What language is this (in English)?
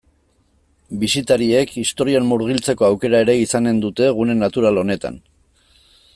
Basque